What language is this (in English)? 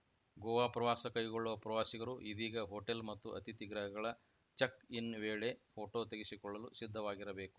Kannada